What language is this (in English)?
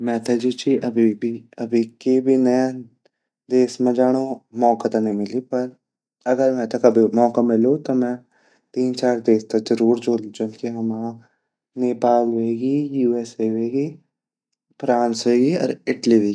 Garhwali